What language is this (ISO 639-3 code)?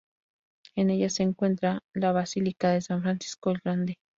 spa